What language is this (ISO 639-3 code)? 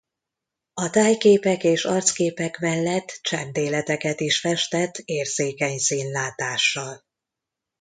hun